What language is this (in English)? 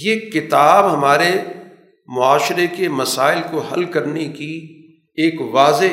Urdu